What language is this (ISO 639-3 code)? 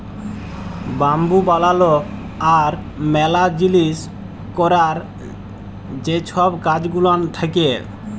ben